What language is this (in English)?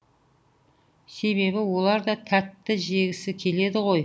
Kazakh